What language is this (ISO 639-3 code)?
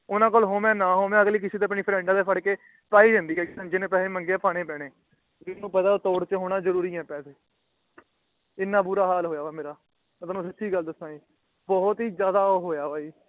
pan